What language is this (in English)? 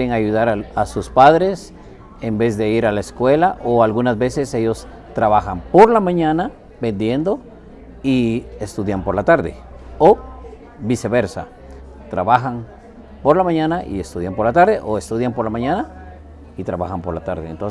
Spanish